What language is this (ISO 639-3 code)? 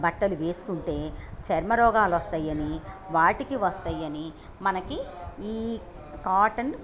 tel